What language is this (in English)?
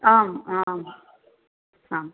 Sanskrit